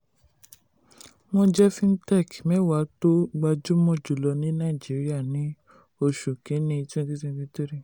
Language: Yoruba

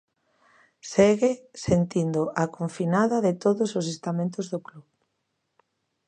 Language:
Galician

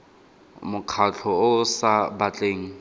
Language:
Tswana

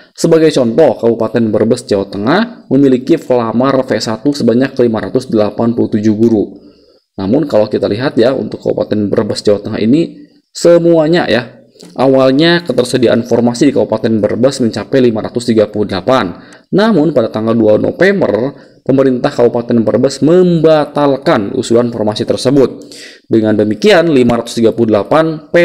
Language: Indonesian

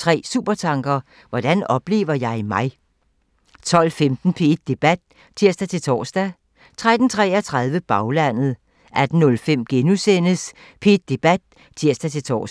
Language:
Danish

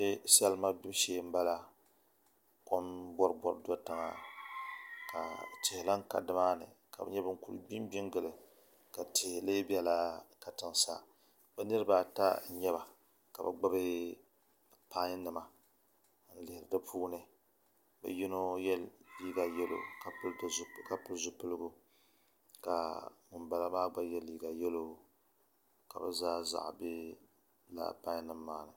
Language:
Dagbani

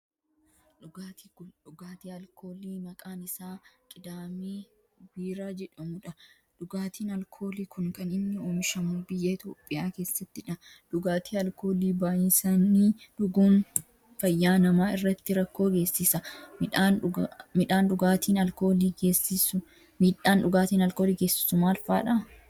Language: Oromo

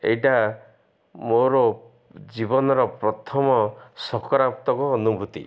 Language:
Odia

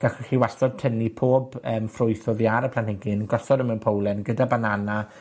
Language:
Welsh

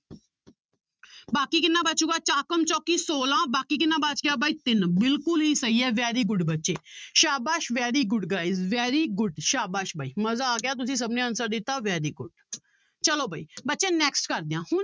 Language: Punjabi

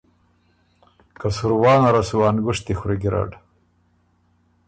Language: Ormuri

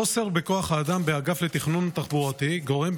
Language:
Hebrew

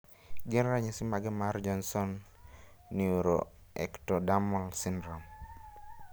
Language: Luo (Kenya and Tanzania)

